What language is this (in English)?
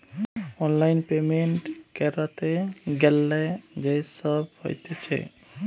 Bangla